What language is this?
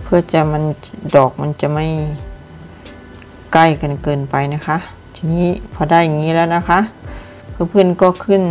Thai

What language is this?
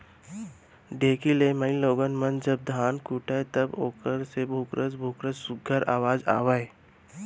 Chhattisgarhi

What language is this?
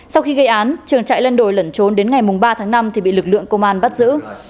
Vietnamese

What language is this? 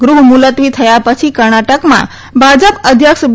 Gujarati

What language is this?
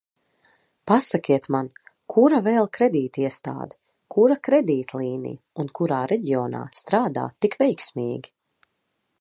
Latvian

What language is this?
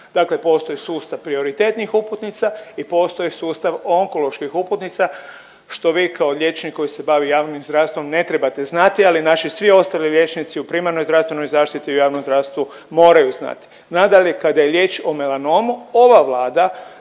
Croatian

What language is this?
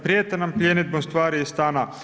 Croatian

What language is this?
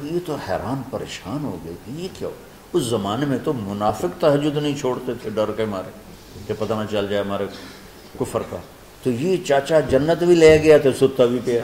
Urdu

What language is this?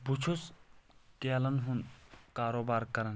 Kashmiri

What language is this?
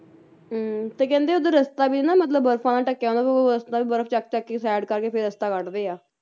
Punjabi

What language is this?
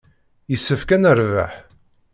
Kabyle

